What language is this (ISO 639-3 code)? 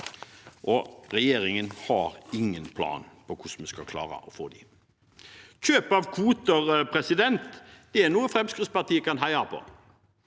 nor